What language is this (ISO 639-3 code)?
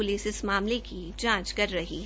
hin